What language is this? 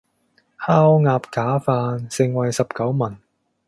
Cantonese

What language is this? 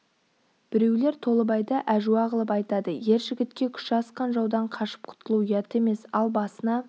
Kazakh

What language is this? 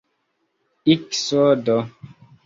Esperanto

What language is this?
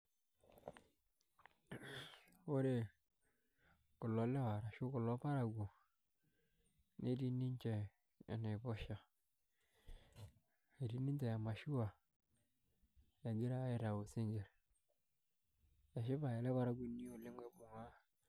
Masai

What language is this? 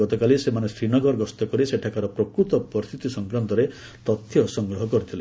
Odia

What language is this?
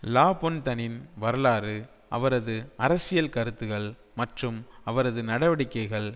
Tamil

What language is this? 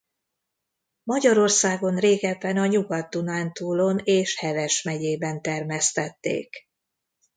Hungarian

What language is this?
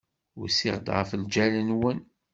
Kabyle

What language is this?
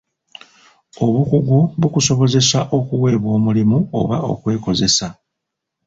Ganda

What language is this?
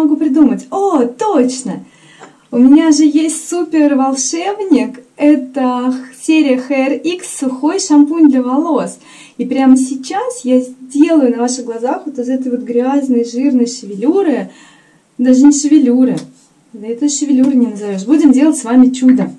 Russian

